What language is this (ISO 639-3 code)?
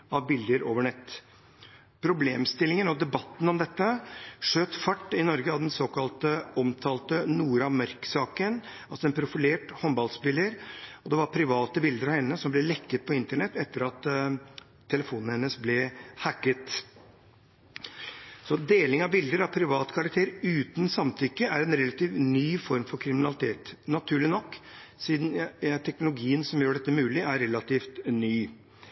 nob